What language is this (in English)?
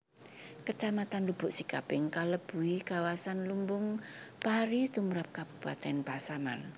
Javanese